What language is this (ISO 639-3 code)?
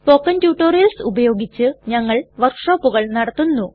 mal